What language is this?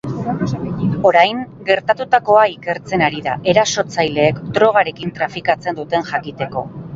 Basque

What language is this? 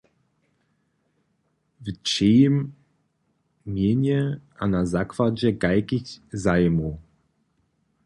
Upper Sorbian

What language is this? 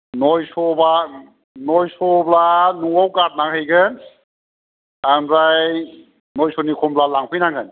Bodo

